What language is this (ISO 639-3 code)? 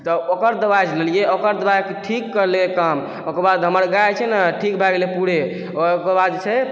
mai